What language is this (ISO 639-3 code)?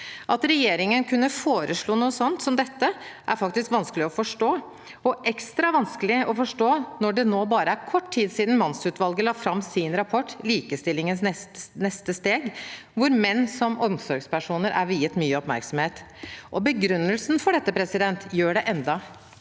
nor